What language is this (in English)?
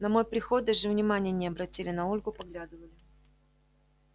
Russian